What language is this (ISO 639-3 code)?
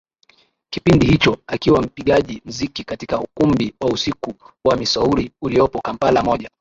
swa